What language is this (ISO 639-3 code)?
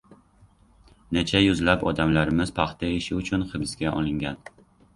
uzb